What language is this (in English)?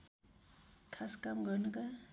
Nepali